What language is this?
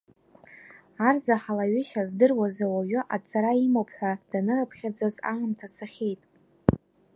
Abkhazian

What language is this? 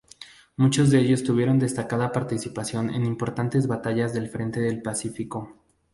Spanish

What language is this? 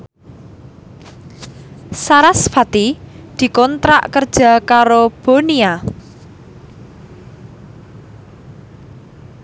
Javanese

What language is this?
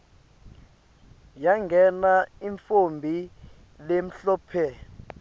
Swati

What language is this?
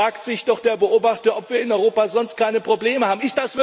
German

